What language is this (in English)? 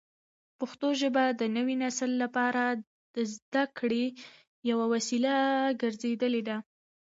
Pashto